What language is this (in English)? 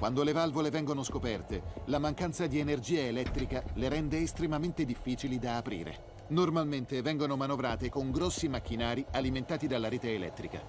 Italian